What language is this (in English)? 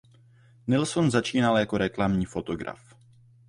Czech